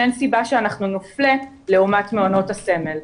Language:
Hebrew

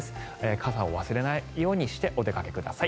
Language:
Japanese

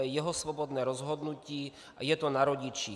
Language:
Czech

